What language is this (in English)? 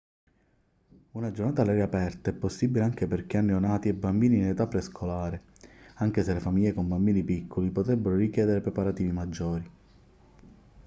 Italian